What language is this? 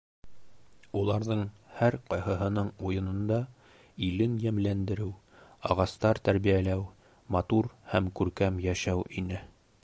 Bashkir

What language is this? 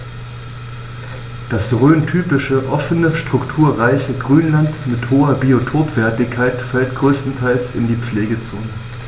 German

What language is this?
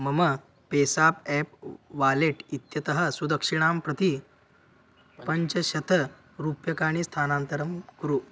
Sanskrit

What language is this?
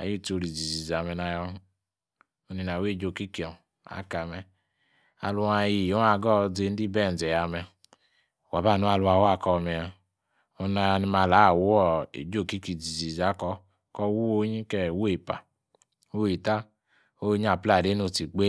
Yace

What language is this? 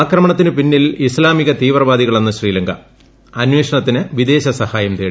Malayalam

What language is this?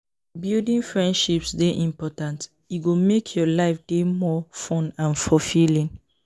Nigerian Pidgin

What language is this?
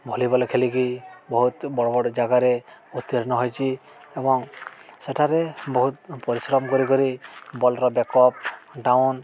Odia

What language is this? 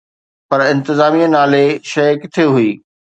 Sindhi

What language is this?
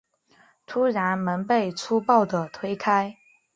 Chinese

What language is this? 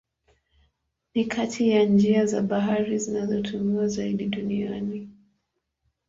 Swahili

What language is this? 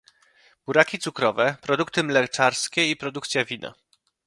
Polish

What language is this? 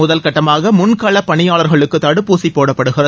Tamil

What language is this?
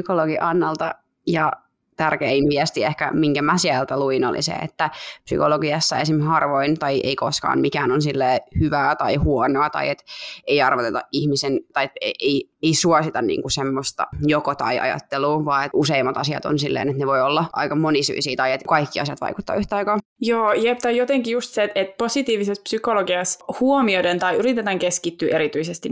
Finnish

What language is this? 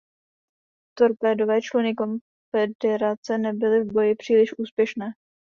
Czech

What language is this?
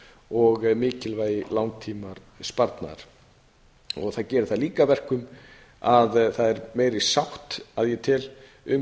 Icelandic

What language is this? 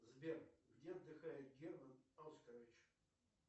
Russian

